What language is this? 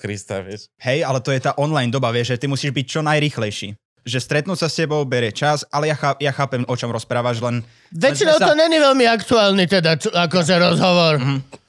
Slovak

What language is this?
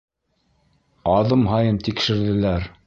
Bashkir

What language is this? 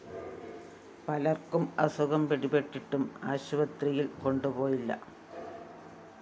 Malayalam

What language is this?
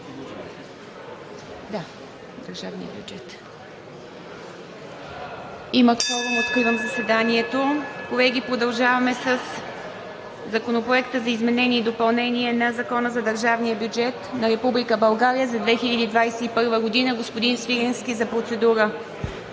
Bulgarian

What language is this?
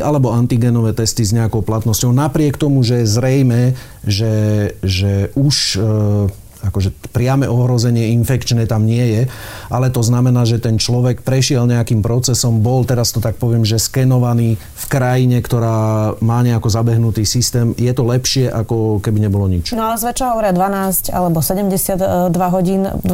Slovak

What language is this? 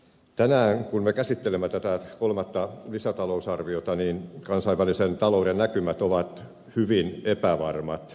Finnish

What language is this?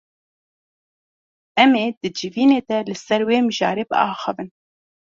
Kurdish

